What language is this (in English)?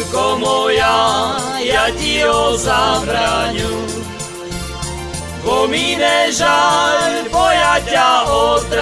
Slovak